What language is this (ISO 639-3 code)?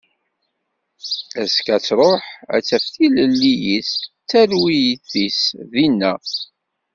kab